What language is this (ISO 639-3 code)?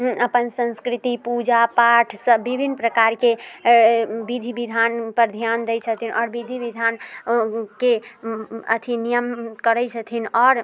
mai